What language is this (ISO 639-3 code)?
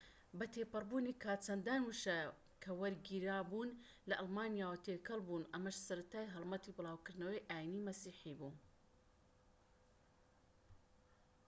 ckb